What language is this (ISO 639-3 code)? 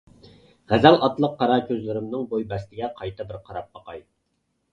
uig